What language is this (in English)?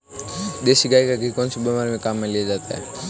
Hindi